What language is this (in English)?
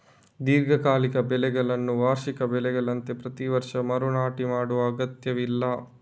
Kannada